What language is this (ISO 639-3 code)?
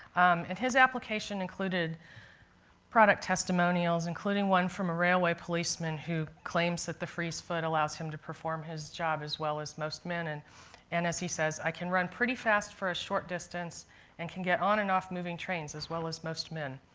eng